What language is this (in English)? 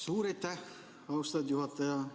Estonian